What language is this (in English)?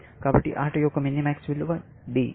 Telugu